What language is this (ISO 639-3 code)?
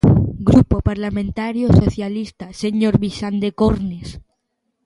glg